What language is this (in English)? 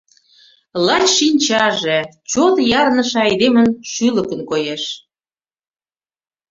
Mari